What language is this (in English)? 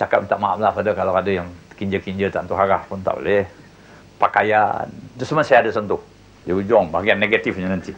Malay